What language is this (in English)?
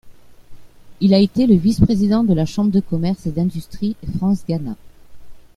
French